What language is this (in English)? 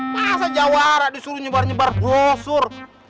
Indonesian